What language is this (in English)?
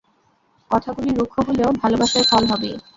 Bangla